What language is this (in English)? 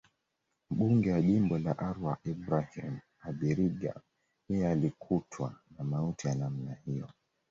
Swahili